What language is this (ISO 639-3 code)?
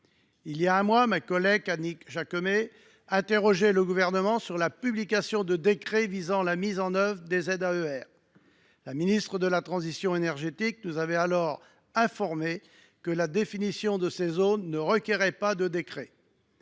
fra